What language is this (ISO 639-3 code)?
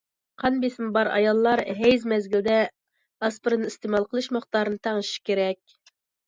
uig